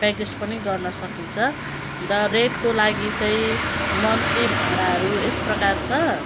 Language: Nepali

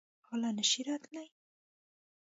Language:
Pashto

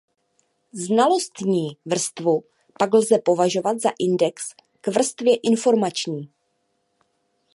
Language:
Czech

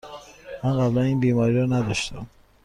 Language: Persian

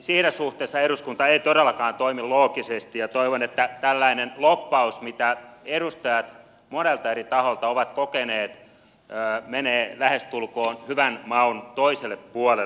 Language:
Finnish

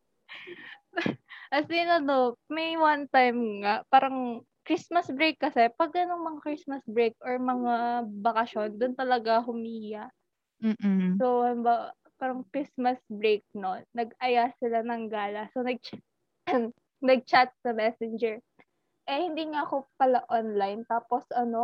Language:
Filipino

